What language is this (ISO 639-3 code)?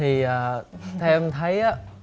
vie